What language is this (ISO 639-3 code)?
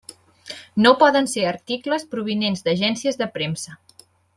cat